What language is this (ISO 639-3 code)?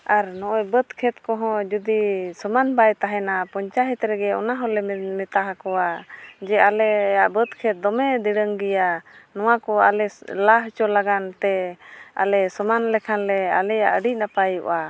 sat